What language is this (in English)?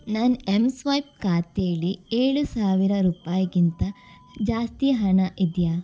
Kannada